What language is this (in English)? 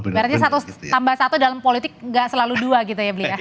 Indonesian